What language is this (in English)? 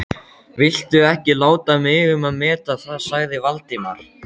Icelandic